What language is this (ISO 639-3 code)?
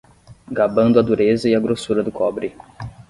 por